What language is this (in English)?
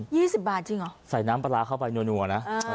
Thai